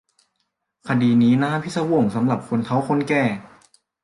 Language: Thai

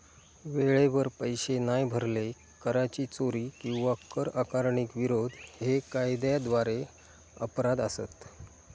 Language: Marathi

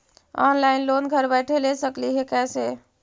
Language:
Magahi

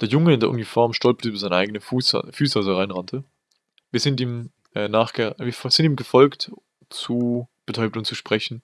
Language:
German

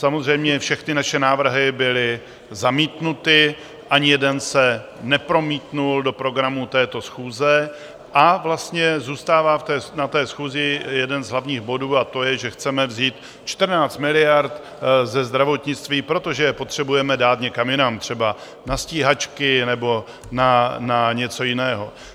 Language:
Czech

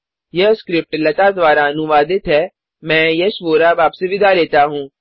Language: Hindi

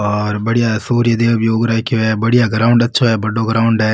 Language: Rajasthani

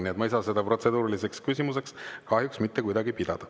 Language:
Estonian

